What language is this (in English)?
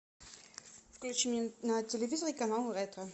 Russian